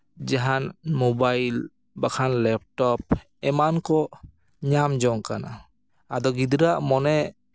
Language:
Santali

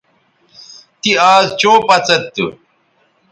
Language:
Bateri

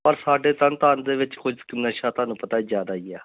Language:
Punjabi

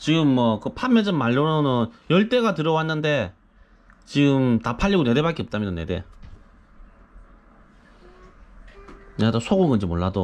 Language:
Korean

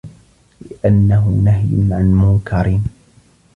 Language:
Arabic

